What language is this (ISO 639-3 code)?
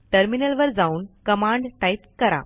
mar